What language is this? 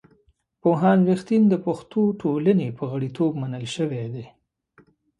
Pashto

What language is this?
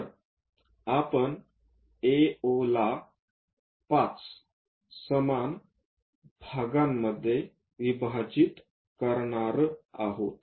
Marathi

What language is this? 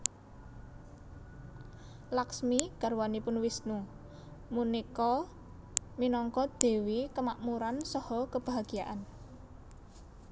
Javanese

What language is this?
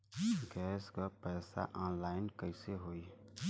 Bhojpuri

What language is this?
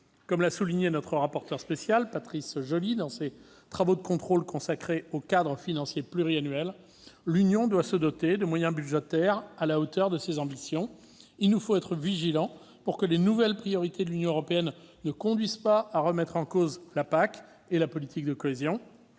French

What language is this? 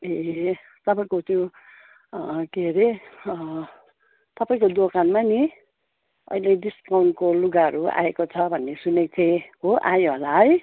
Nepali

